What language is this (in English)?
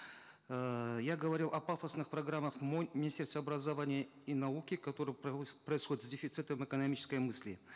Kazakh